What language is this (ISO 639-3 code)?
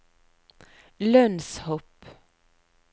nor